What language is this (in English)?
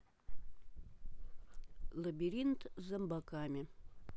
Russian